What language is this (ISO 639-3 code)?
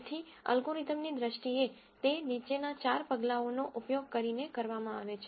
guj